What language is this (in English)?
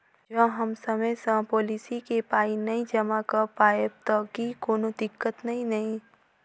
Maithili